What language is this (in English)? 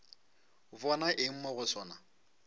Northern Sotho